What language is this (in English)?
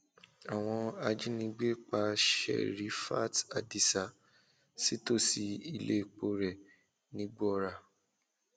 Yoruba